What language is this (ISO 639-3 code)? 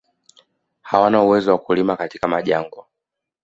swa